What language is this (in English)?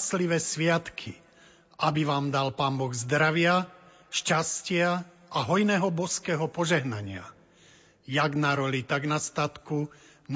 Slovak